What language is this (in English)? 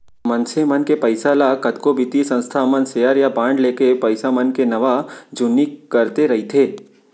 Chhattisgarhi